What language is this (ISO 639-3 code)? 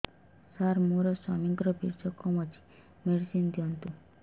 ori